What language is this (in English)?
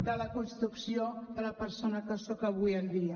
Catalan